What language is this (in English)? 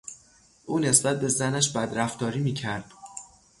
Persian